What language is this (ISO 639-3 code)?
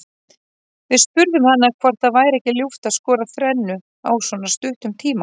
isl